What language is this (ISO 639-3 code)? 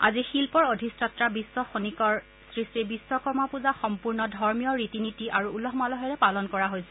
asm